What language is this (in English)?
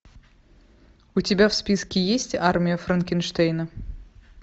Russian